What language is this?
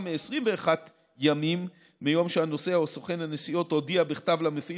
Hebrew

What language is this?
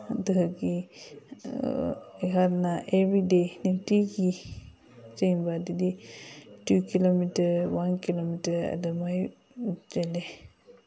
Manipuri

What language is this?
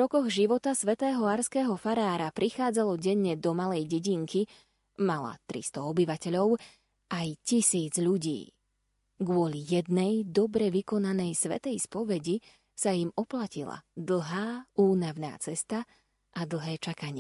Slovak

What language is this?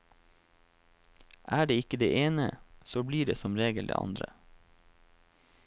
Norwegian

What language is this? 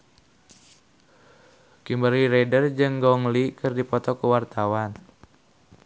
Sundanese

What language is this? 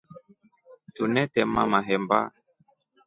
Rombo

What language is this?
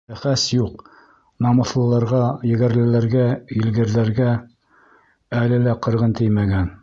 Bashkir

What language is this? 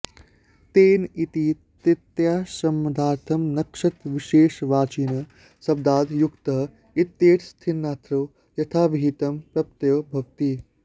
Sanskrit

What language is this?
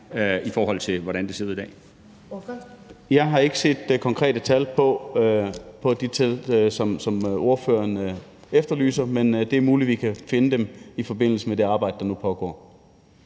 Danish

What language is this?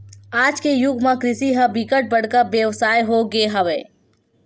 Chhattisgarhi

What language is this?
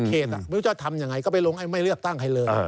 Thai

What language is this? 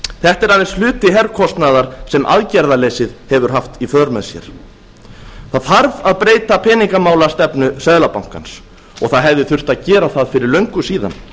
Icelandic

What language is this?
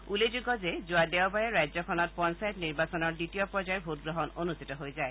Assamese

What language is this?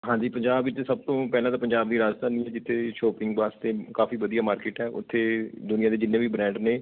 Punjabi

